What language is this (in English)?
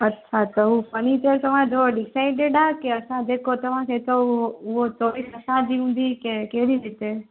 Sindhi